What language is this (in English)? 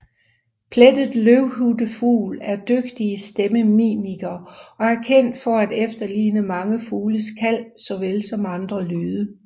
Danish